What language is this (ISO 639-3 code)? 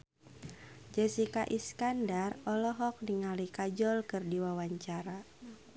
sun